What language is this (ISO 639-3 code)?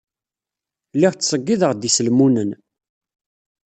kab